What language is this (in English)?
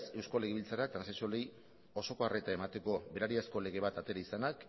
Basque